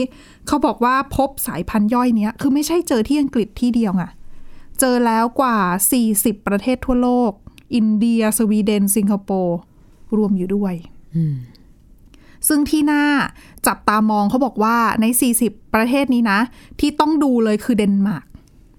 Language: Thai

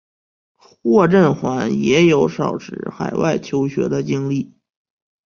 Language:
Chinese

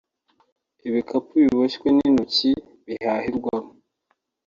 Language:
Kinyarwanda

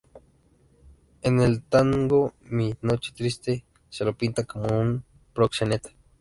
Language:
Spanish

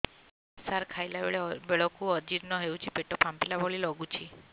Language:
Odia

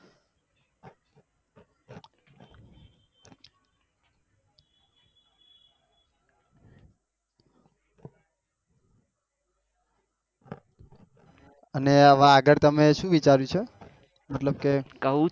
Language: Gujarati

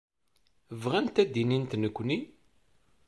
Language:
Kabyle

